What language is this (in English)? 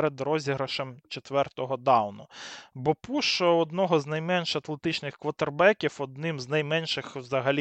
Ukrainian